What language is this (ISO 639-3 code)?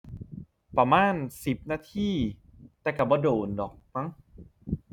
tha